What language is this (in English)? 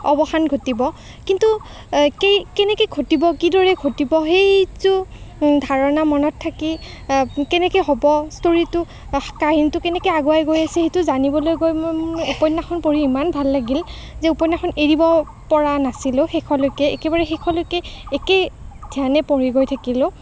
Assamese